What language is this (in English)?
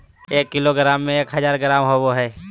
Magahi